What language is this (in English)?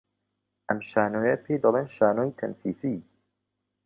Central Kurdish